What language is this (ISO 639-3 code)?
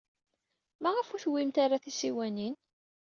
kab